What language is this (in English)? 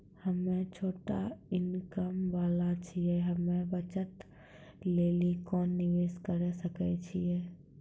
Maithili